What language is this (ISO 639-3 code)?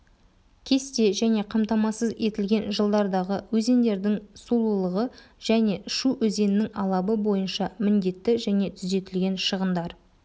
kaz